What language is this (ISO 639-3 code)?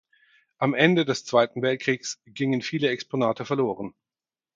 deu